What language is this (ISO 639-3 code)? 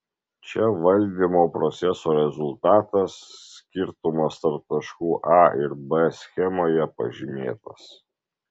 lit